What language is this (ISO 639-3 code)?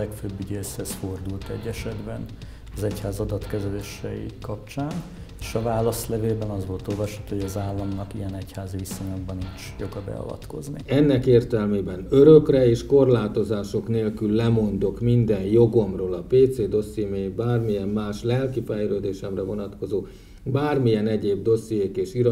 hun